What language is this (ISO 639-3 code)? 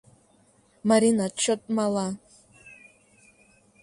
chm